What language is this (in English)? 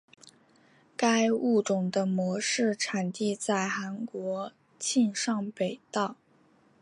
Chinese